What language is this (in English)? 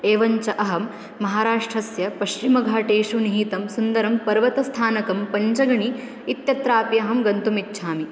Sanskrit